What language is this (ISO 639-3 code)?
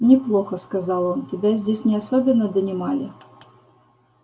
rus